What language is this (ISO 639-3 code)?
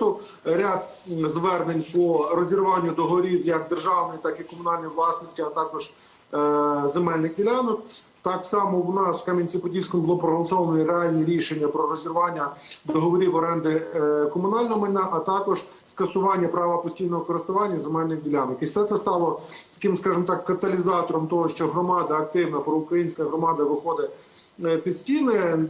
ukr